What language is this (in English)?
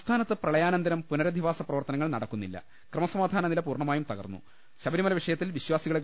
Malayalam